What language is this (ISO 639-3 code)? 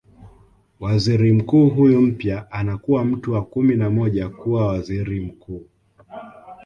swa